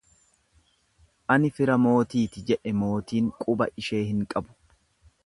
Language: Oromo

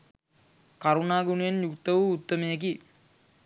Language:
Sinhala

